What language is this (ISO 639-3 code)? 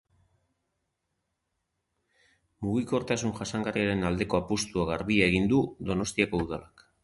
eus